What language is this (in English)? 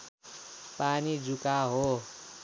Nepali